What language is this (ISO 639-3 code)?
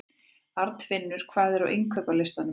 isl